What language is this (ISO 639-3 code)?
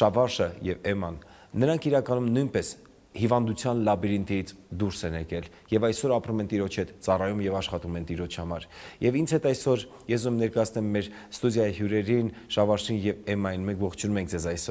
nld